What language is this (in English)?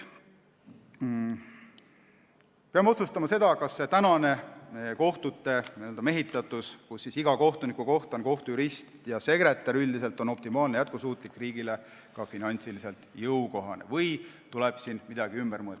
Estonian